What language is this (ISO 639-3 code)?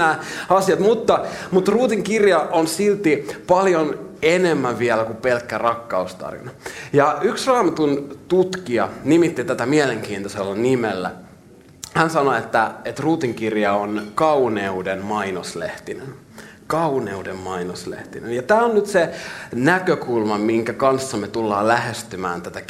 fin